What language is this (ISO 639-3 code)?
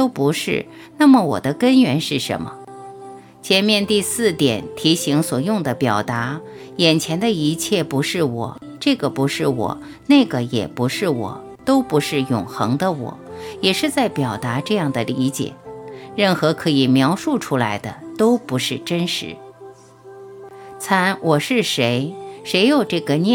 zho